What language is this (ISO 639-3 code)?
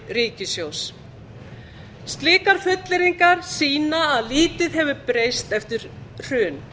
isl